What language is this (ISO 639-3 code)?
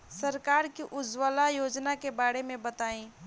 bho